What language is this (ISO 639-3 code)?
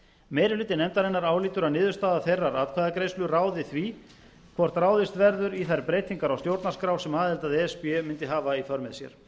isl